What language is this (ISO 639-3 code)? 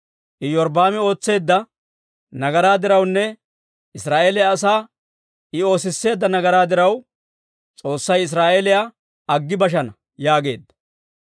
dwr